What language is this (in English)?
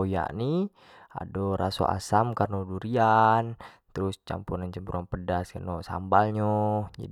Jambi Malay